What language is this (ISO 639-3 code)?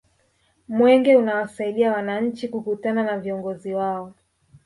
swa